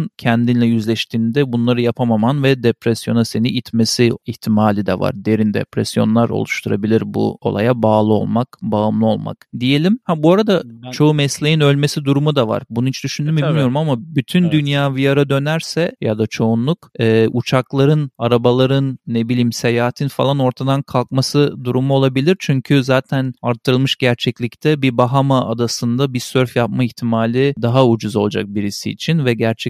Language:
Turkish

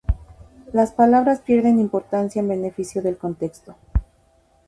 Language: Spanish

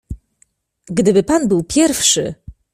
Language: Polish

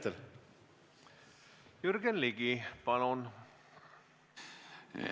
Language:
Estonian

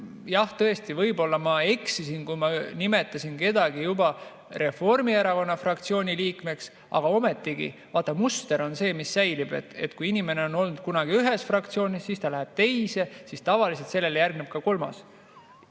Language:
Estonian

